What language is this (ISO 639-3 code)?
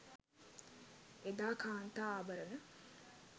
sin